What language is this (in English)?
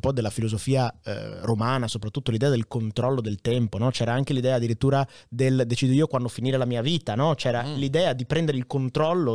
Italian